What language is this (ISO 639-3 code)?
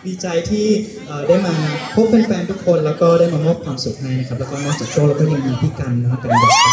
tha